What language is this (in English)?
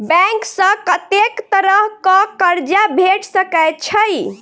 Maithili